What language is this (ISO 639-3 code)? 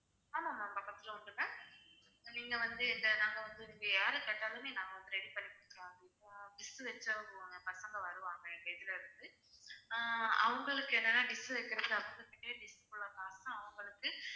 tam